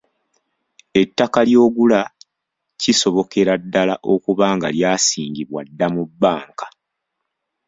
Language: Ganda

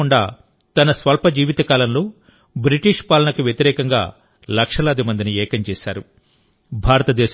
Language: Telugu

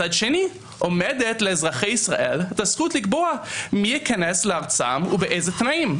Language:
Hebrew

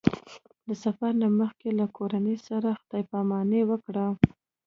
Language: Pashto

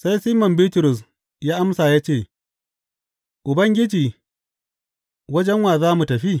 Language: Hausa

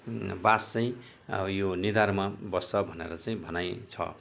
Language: Nepali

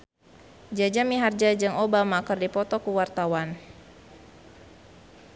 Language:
Sundanese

